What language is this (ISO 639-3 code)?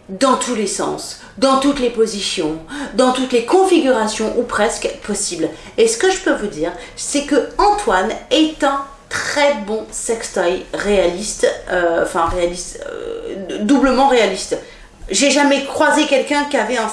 fra